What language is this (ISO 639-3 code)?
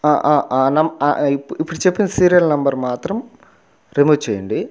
tel